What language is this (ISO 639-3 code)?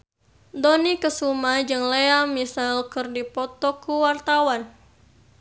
sun